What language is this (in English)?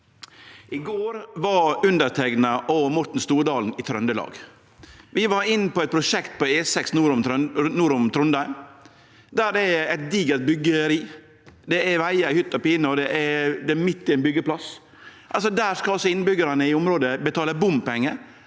Norwegian